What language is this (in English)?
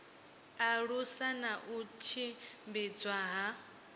Venda